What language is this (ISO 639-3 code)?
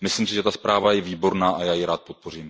ces